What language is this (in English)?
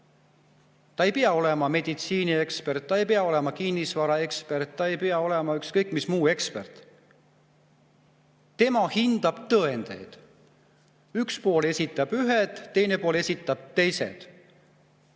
Estonian